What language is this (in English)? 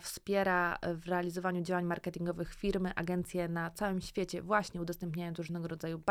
Polish